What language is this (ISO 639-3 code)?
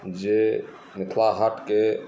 mai